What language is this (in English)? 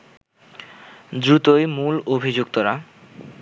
Bangla